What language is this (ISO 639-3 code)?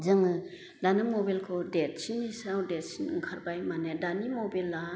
brx